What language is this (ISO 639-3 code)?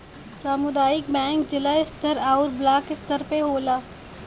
bho